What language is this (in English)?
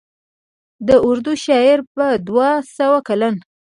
Pashto